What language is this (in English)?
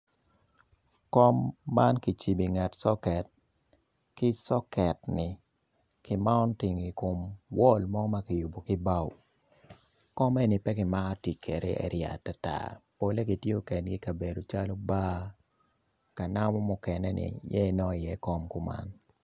Acoli